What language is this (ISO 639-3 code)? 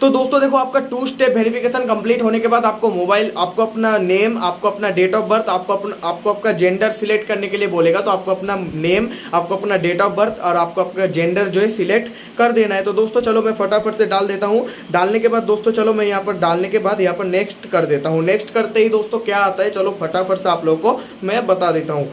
hin